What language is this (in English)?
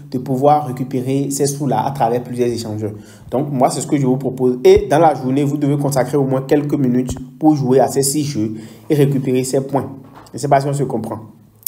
French